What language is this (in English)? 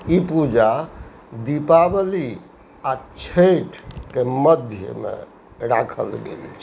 Maithili